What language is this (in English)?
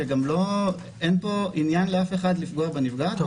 Hebrew